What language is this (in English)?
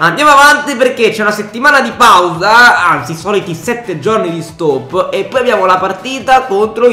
Italian